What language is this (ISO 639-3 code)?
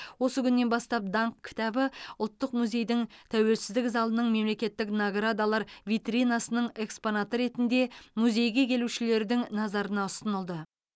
kaz